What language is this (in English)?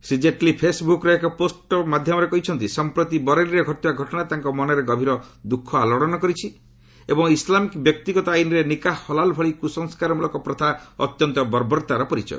Odia